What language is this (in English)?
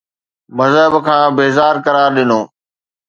Sindhi